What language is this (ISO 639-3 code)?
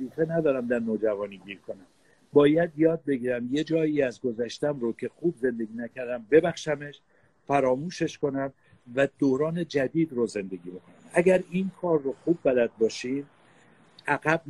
fas